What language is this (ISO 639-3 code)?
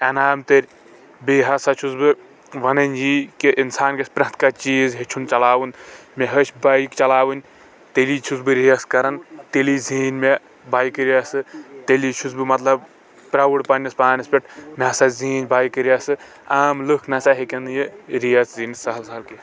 kas